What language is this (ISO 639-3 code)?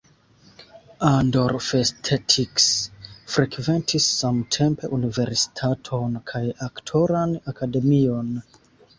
epo